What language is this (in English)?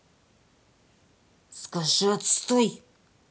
Russian